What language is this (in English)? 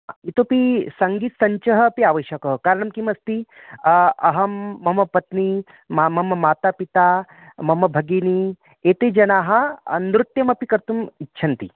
Sanskrit